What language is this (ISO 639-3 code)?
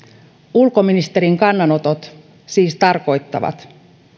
fin